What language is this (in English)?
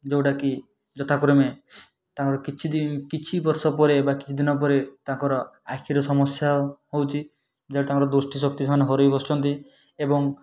Odia